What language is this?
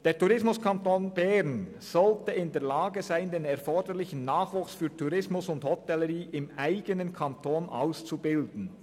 Swiss German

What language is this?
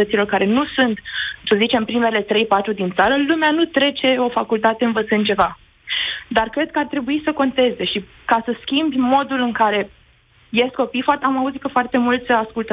Romanian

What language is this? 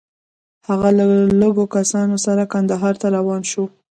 Pashto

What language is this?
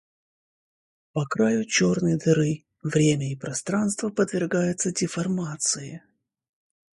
Russian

